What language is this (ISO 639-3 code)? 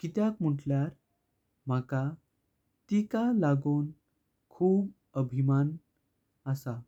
kok